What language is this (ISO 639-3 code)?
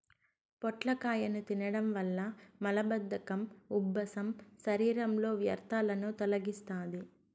tel